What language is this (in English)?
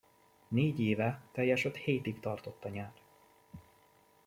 Hungarian